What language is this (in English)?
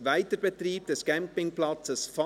Swiss German